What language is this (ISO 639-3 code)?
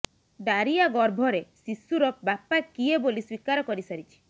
ori